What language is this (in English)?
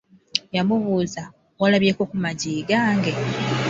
Ganda